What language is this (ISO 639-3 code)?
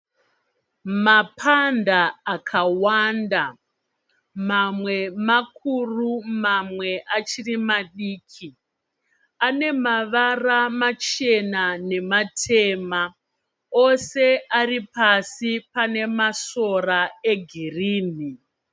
sna